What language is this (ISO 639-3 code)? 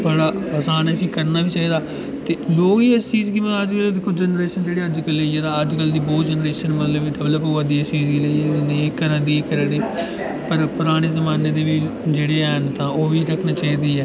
doi